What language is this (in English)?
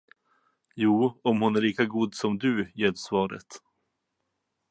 Swedish